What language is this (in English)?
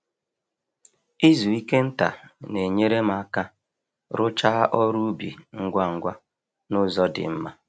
Igbo